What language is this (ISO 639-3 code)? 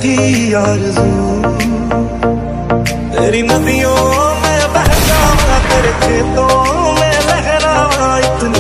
ara